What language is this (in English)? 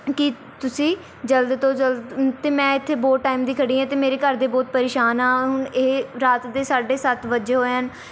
Punjabi